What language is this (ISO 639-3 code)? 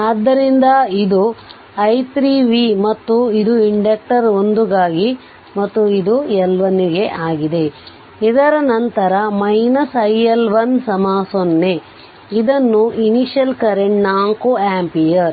kan